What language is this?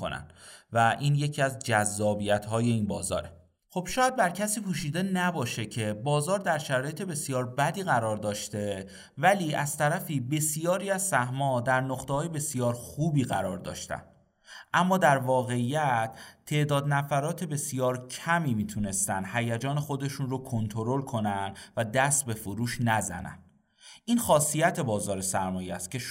Persian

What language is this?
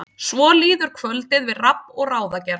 Icelandic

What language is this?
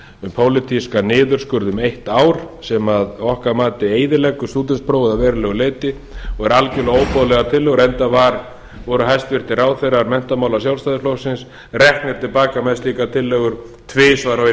Icelandic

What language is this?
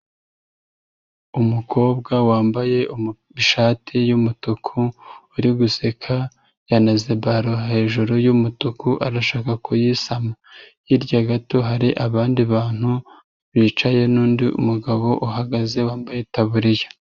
Kinyarwanda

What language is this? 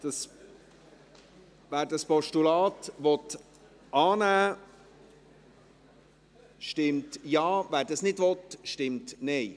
Swiss German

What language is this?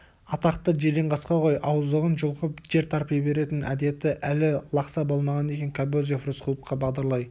Kazakh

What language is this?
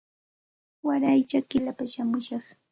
Santa Ana de Tusi Pasco Quechua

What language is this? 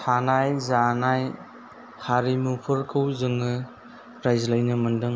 Bodo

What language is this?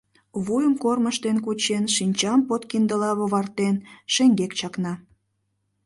Mari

